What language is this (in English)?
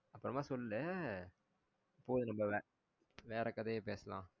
Tamil